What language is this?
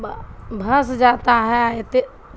Urdu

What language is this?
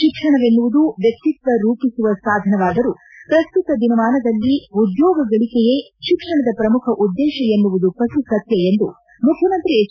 Kannada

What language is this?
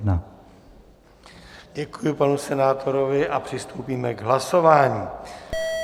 Czech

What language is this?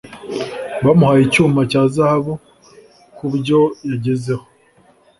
Kinyarwanda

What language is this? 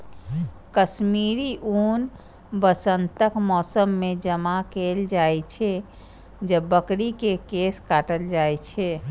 Maithili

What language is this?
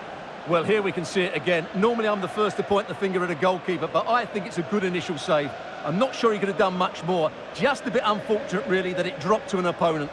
English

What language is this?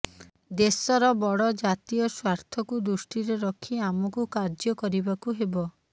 Odia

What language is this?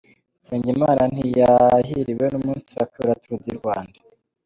Kinyarwanda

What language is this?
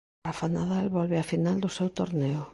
Galician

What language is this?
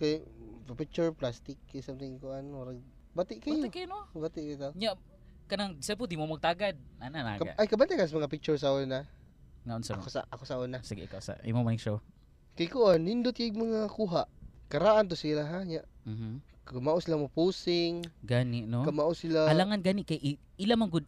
Filipino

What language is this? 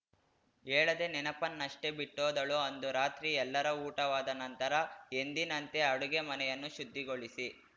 Kannada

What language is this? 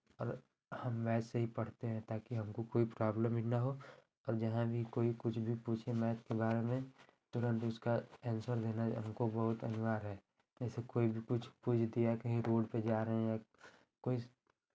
Hindi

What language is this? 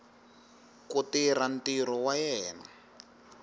Tsonga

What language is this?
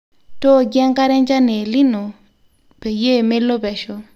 Masai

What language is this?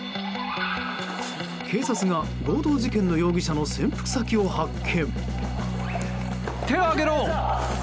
Japanese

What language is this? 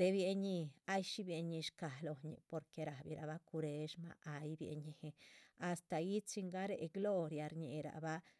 Chichicapan Zapotec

